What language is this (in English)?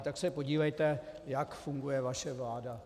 Czech